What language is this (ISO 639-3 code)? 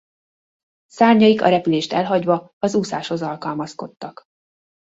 hun